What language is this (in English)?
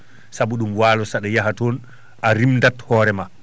Fula